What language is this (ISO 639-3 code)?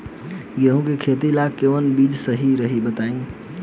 bho